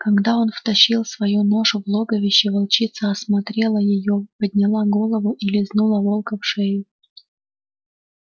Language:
Russian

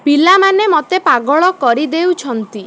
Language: Odia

